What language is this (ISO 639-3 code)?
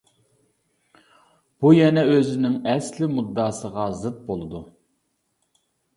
uig